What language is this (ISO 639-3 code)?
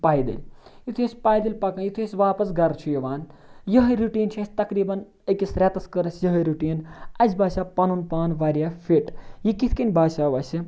kas